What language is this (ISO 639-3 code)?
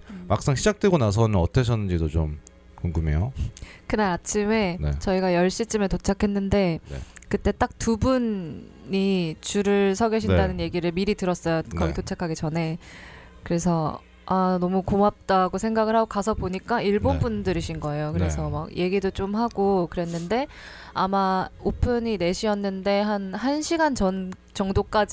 kor